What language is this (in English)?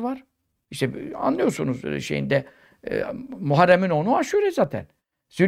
Turkish